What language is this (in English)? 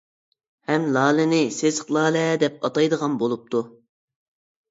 Uyghur